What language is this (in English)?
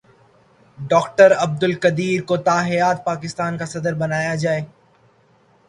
Urdu